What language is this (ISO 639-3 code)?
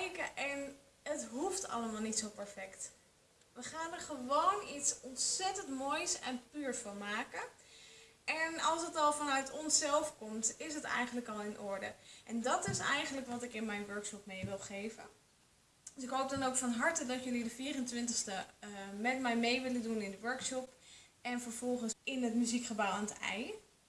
nld